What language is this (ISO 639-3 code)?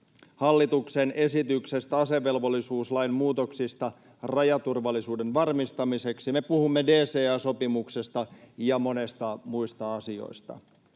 fin